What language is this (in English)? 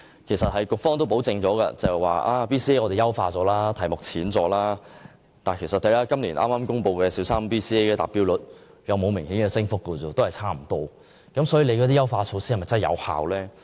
Cantonese